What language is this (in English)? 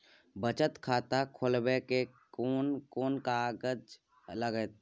Maithili